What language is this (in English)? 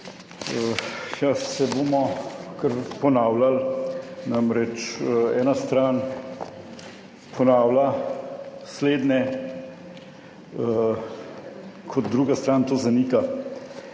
Slovenian